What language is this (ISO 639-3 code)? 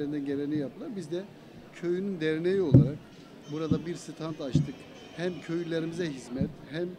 tur